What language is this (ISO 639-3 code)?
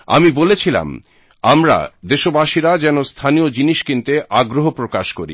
ben